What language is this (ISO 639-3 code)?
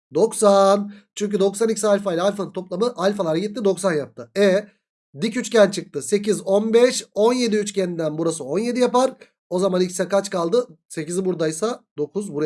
tur